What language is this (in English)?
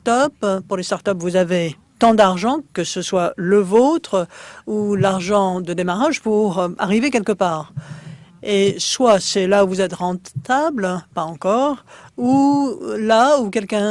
French